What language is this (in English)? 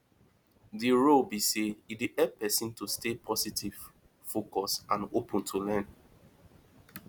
Nigerian Pidgin